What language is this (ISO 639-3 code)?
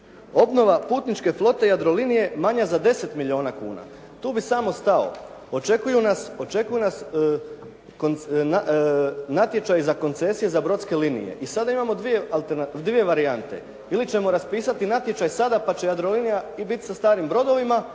hrv